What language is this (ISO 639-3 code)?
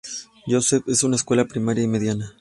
spa